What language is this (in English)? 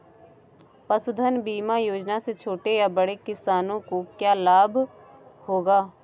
Hindi